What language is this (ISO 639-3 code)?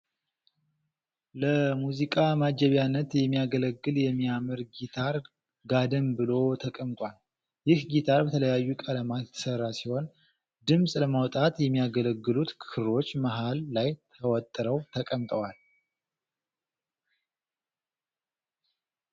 amh